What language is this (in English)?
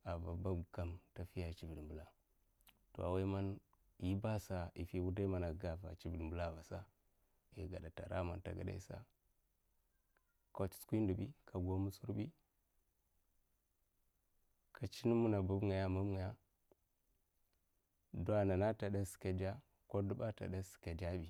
Mafa